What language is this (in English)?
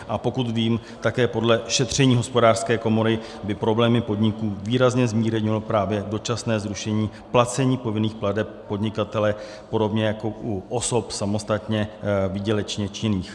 Czech